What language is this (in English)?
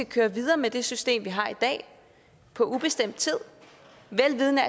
Danish